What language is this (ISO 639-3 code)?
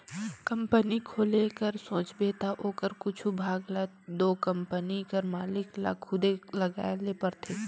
hne